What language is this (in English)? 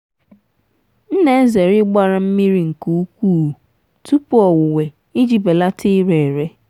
Igbo